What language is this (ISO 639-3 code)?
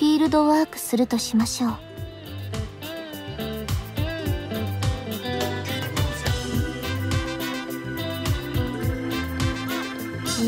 jpn